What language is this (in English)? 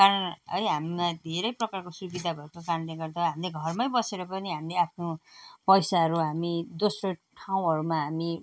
Nepali